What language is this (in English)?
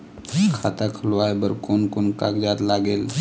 Chhattisgarhi